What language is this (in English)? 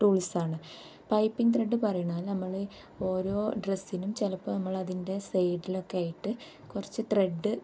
Malayalam